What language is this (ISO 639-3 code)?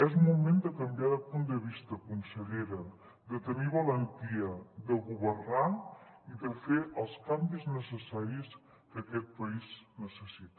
cat